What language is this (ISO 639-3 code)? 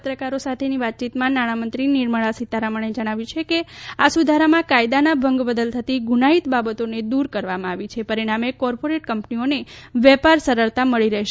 guj